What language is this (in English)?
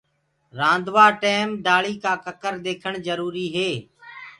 Gurgula